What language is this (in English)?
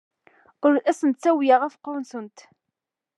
Kabyle